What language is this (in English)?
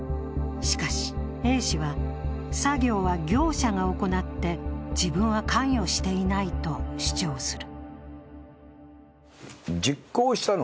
Japanese